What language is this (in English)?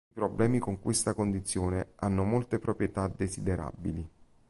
Italian